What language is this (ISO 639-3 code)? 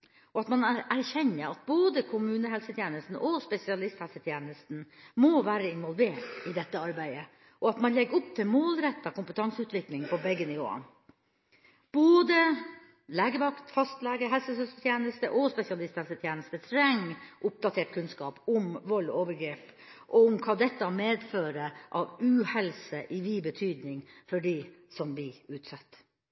nob